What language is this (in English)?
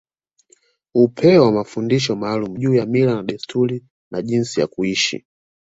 Swahili